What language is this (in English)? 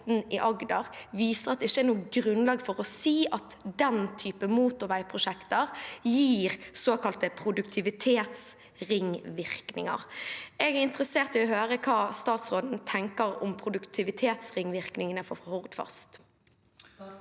Norwegian